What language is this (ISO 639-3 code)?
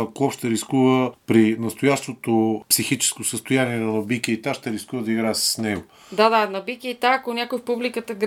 bul